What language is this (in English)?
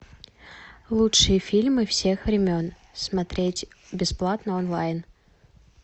Russian